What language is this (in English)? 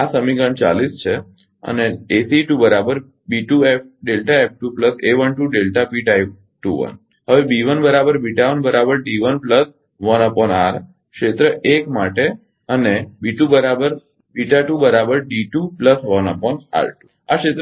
Gujarati